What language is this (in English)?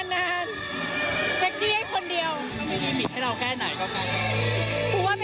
Thai